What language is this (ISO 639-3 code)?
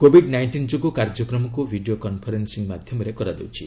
ori